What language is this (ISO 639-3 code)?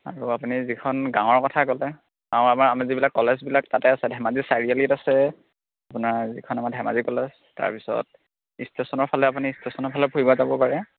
asm